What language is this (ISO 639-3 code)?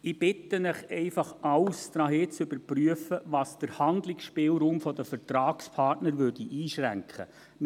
gsw